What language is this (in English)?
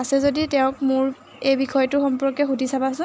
Assamese